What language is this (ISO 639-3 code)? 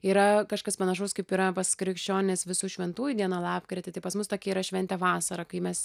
lit